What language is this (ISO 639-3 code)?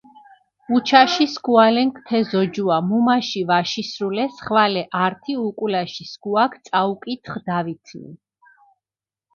xmf